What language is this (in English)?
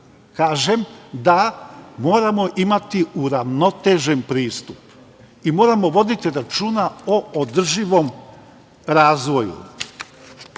Serbian